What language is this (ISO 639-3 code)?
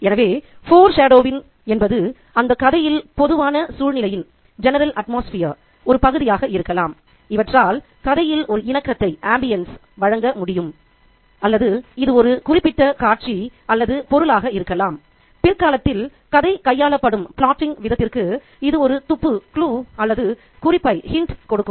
tam